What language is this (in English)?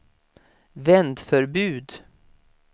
Swedish